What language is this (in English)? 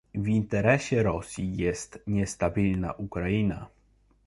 Polish